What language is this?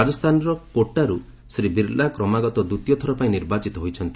Odia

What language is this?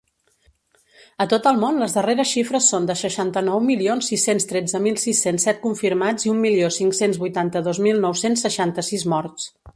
Catalan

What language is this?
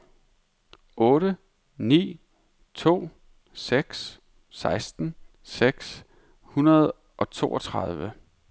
Danish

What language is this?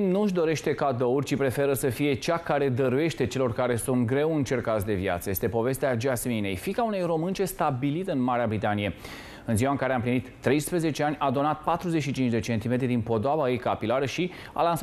Romanian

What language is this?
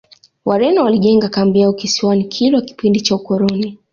Swahili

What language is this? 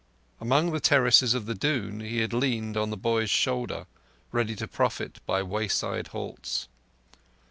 English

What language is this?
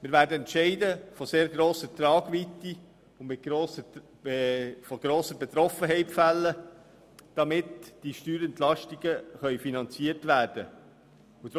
Swiss German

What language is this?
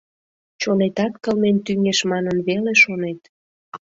Mari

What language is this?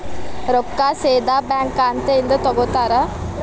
Kannada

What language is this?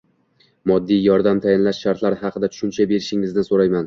Uzbek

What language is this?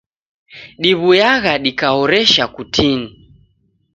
Taita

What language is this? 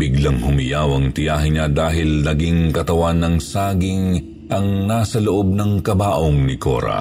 Filipino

